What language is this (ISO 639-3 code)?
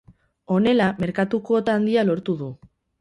eus